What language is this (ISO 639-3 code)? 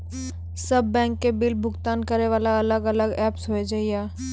mai